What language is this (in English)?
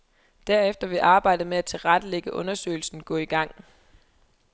Danish